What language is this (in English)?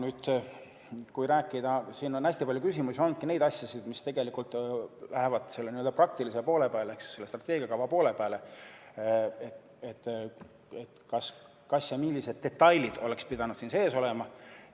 Estonian